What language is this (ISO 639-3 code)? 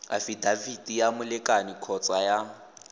tsn